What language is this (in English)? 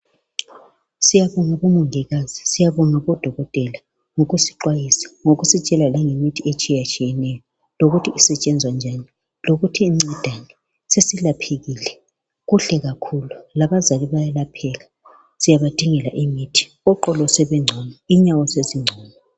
North Ndebele